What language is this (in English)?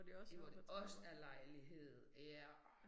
Danish